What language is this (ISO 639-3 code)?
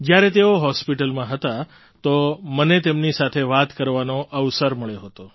guj